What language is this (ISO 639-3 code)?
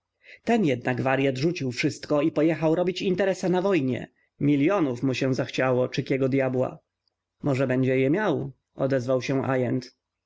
pol